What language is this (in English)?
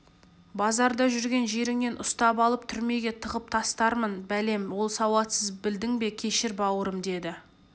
Kazakh